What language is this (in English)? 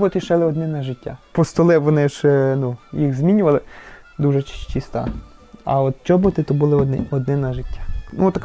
Ukrainian